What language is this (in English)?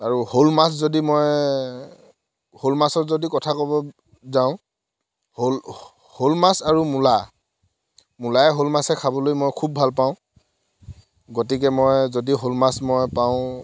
Assamese